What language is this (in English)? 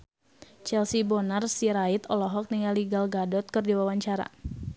Sundanese